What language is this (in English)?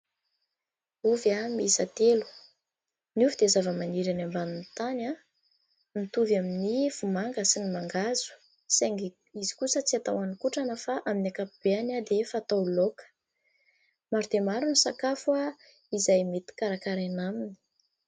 Malagasy